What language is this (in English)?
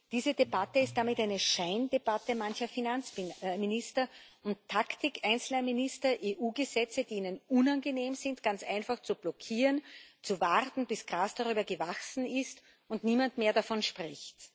German